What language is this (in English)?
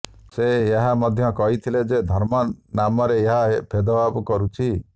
Odia